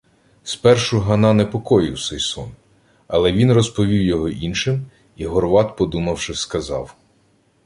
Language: Ukrainian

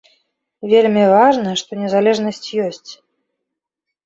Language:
Belarusian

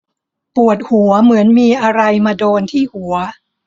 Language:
Thai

